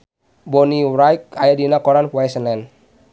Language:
Sundanese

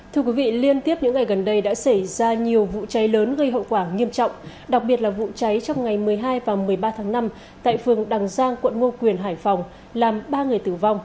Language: Vietnamese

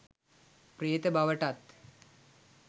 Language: Sinhala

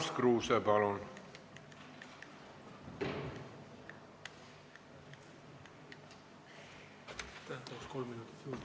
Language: Estonian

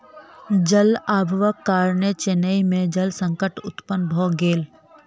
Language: Maithili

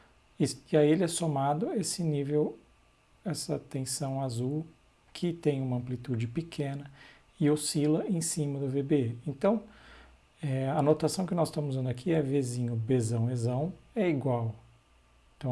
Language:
Portuguese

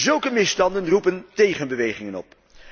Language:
Dutch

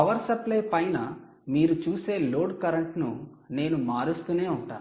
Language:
Telugu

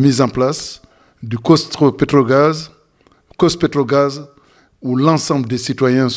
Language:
French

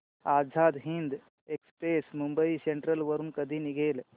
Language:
Marathi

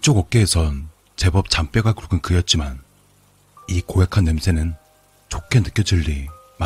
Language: Korean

